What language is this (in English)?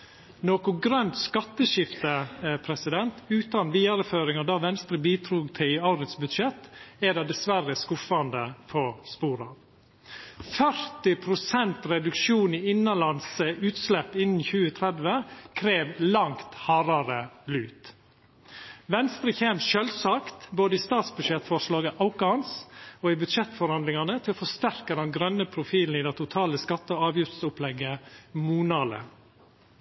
Norwegian Nynorsk